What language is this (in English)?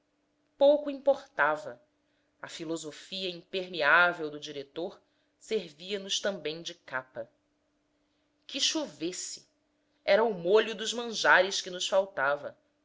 Portuguese